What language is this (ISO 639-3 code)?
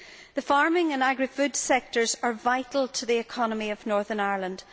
eng